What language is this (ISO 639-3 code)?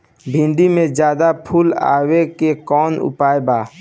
bho